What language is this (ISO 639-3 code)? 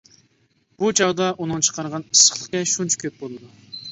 uig